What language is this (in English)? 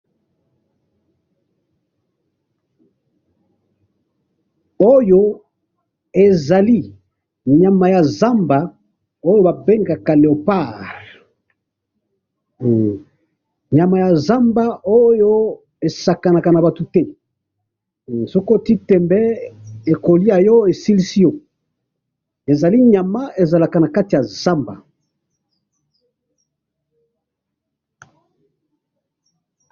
Lingala